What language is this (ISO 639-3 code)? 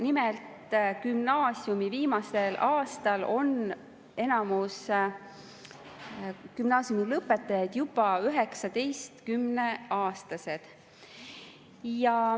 est